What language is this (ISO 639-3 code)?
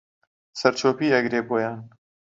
ckb